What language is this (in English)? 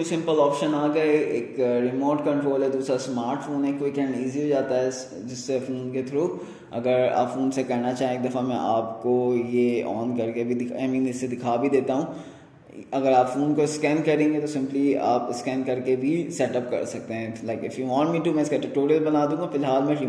Hindi